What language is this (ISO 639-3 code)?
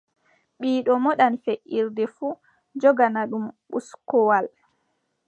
fub